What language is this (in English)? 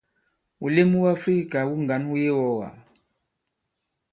Bankon